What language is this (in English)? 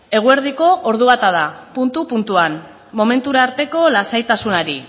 Basque